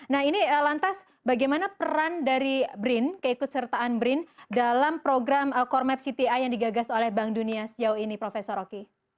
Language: Indonesian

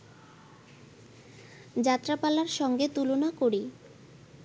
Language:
Bangla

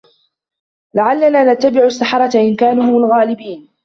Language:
Arabic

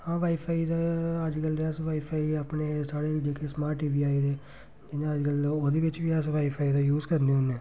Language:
Dogri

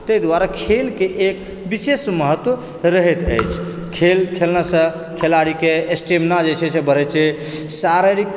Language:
Maithili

